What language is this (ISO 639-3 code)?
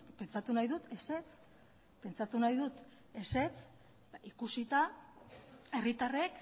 eus